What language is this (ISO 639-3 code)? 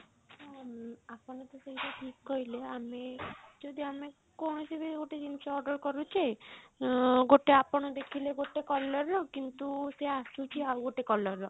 ori